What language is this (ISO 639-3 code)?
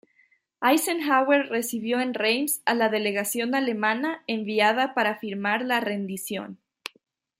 spa